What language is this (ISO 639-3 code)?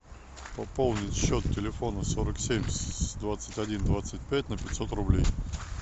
rus